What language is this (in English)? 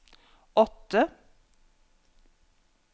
Norwegian